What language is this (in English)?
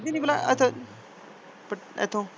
Punjabi